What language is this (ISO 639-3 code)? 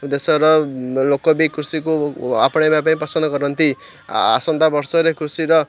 ori